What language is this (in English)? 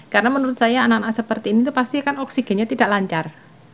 Indonesian